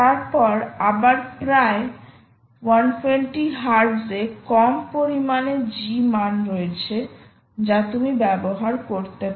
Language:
Bangla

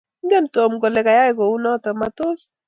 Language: Kalenjin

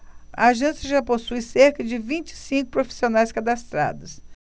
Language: Portuguese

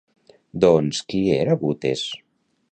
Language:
Catalan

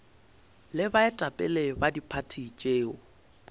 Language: Northern Sotho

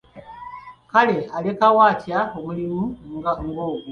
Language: Ganda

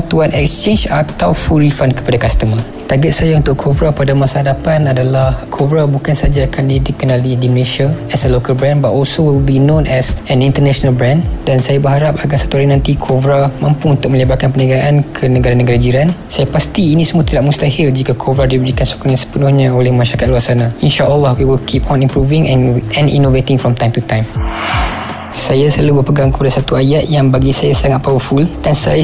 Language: Malay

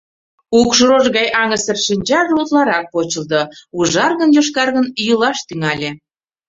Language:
Mari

